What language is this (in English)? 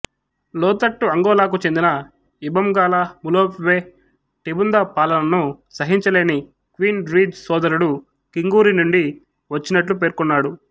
Telugu